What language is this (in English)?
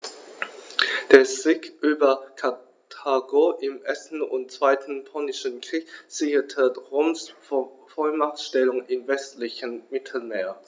German